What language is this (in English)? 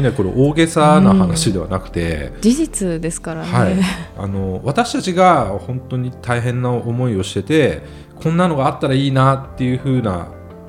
Japanese